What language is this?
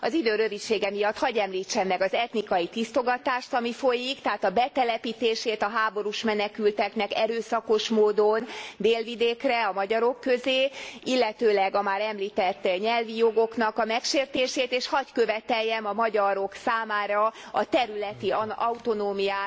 Hungarian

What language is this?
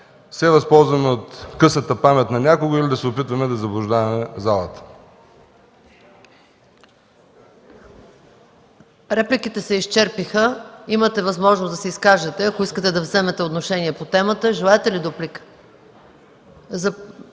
Bulgarian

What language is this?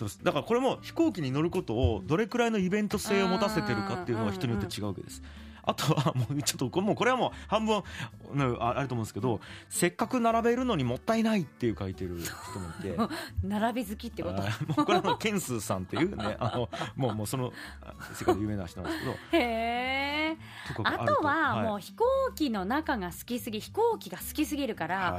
Japanese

